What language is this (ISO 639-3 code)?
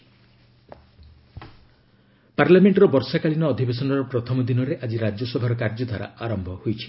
ori